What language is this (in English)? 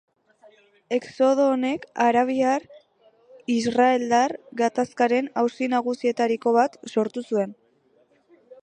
Basque